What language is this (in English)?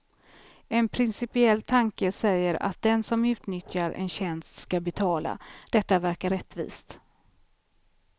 Swedish